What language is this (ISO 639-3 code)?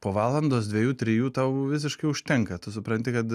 lit